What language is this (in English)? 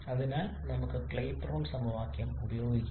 Malayalam